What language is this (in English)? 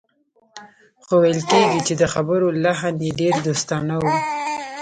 Pashto